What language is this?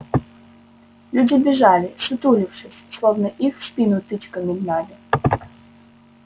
Russian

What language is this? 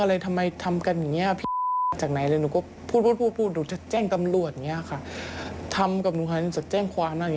Thai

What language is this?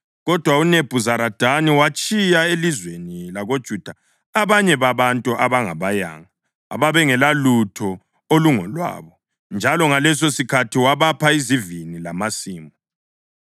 North Ndebele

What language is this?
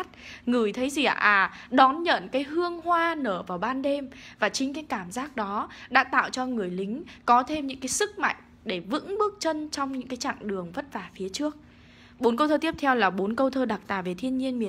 Vietnamese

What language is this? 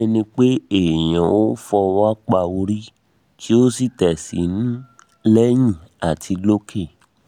Yoruba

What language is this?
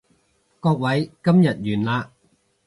Cantonese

